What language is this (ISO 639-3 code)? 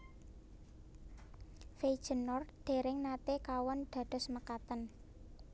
jav